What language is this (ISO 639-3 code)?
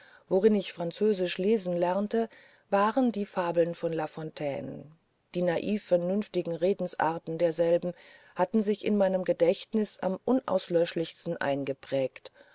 deu